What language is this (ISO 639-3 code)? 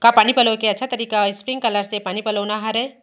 hne